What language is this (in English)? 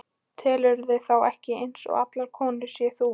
Icelandic